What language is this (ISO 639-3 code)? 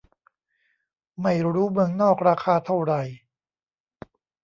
tha